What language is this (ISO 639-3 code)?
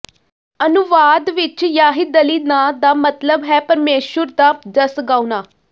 pan